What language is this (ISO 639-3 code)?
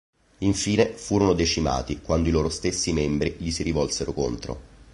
ita